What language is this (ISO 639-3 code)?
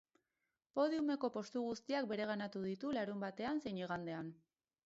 eus